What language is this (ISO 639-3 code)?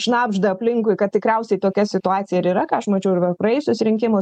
lit